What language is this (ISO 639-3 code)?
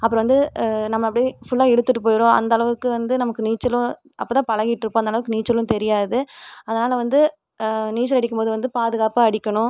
tam